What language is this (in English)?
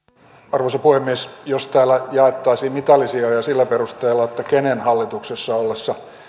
Finnish